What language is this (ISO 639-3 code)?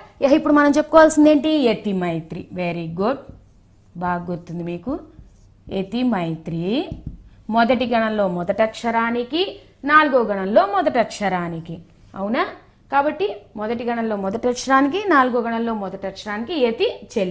tel